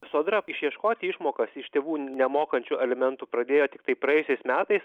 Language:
Lithuanian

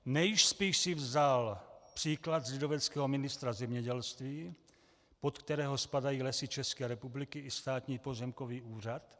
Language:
Czech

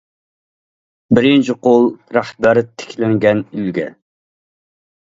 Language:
Uyghur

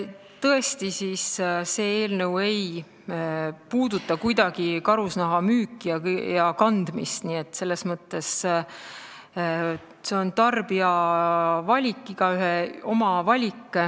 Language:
Estonian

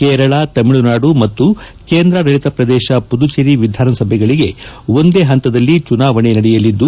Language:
Kannada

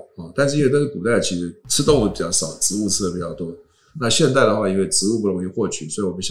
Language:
Chinese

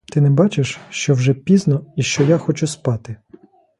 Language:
Ukrainian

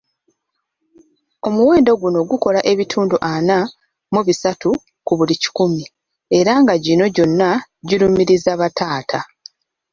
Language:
Ganda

